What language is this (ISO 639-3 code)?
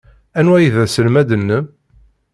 kab